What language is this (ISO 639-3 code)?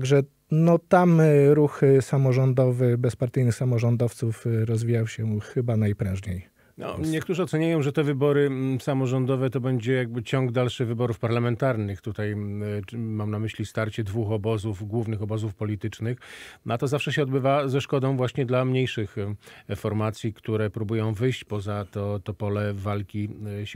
pol